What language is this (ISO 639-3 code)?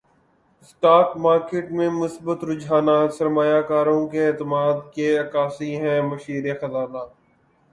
urd